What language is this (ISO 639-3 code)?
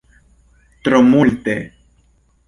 epo